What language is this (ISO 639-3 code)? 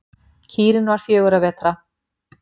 isl